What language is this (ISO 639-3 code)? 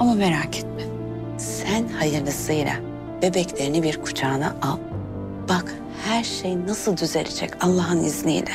tur